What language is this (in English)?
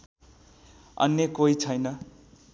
Nepali